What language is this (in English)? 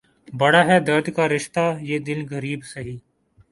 Urdu